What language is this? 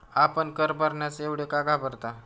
Marathi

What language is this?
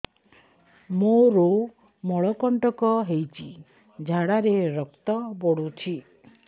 Odia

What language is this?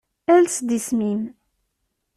Kabyle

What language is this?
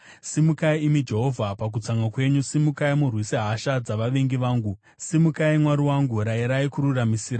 Shona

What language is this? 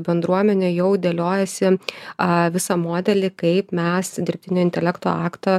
Lithuanian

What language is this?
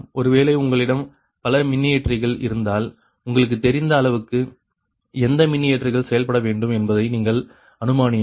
Tamil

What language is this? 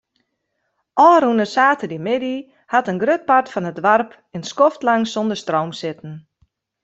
Western Frisian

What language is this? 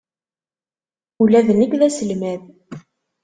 Kabyle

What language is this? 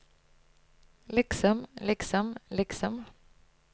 Norwegian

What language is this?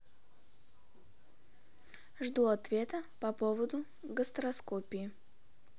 Russian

